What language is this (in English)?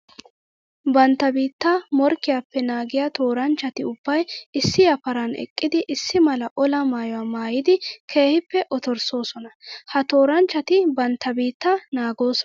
Wolaytta